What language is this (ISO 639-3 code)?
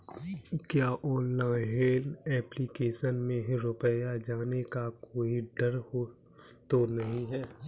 hin